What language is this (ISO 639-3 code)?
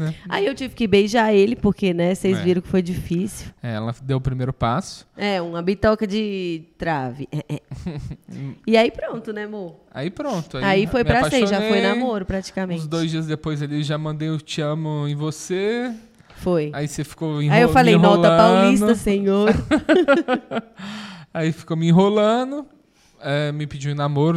por